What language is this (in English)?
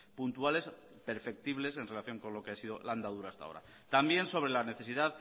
Spanish